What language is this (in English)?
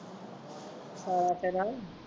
Punjabi